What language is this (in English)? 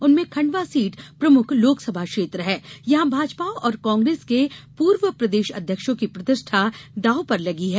Hindi